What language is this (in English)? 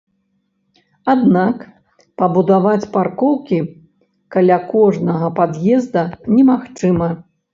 Belarusian